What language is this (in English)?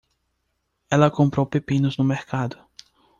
Portuguese